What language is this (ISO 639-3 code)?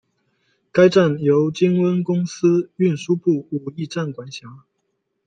zho